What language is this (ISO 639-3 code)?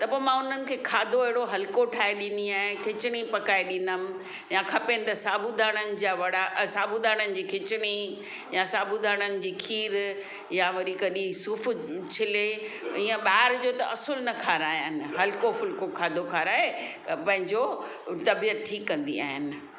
snd